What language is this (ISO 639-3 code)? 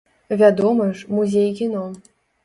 bel